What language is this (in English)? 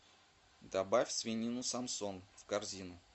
Russian